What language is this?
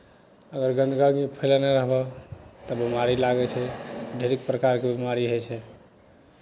Maithili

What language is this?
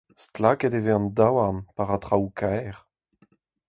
Breton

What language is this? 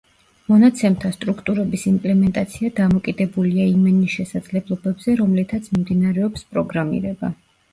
Georgian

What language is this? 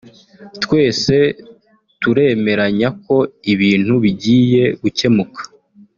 Kinyarwanda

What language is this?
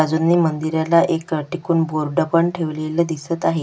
Marathi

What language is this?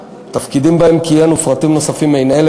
Hebrew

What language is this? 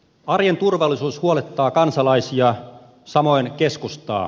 Finnish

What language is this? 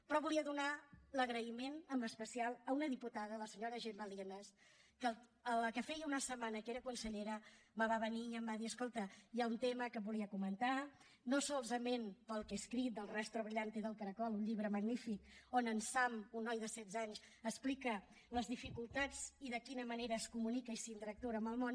Catalan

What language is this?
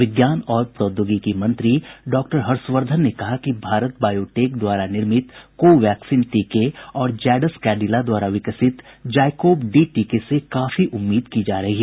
Hindi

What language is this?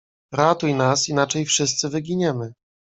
Polish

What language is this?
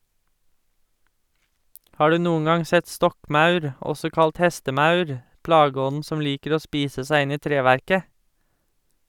Norwegian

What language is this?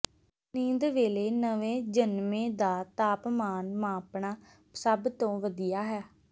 Punjabi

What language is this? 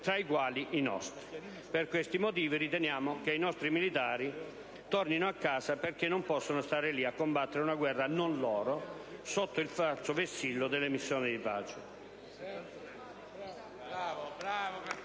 Italian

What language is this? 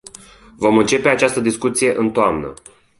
Romanian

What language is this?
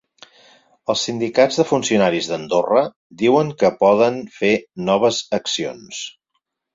Catalan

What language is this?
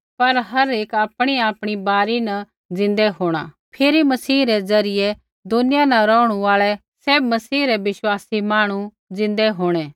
Kullu Pahari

